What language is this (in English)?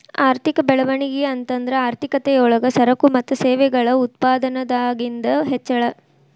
Kannada